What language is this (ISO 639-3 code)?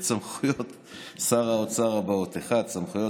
heb